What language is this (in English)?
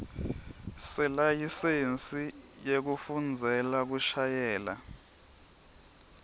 Swati